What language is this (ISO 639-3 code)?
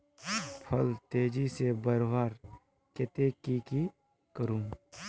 mag